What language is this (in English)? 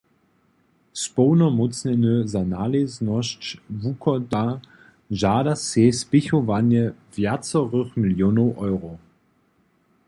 Upper Sorbian